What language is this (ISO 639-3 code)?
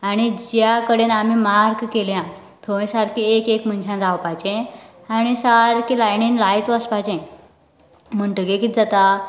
kok